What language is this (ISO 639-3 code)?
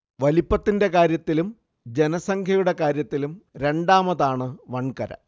mal